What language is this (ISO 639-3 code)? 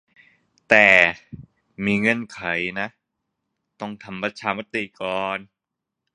tha